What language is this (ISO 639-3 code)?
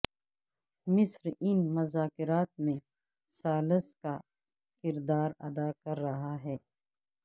urd